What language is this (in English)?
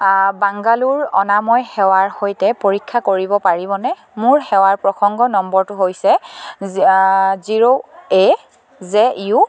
Assamese